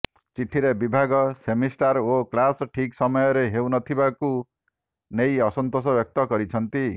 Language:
Odia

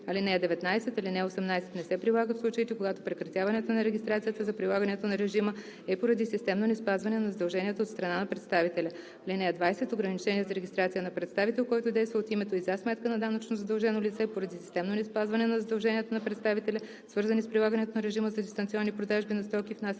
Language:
Bulgarian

